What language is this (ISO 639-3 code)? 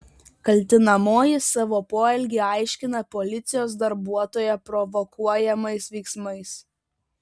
lit